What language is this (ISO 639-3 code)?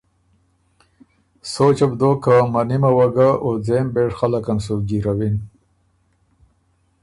oru